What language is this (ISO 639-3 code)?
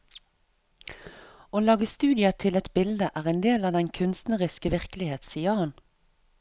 nor